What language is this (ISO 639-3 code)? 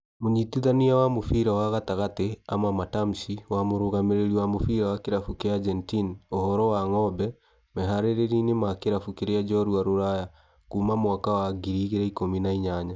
kik